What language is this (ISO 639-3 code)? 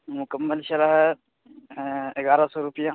urd